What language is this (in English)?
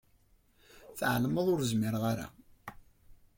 Kabyle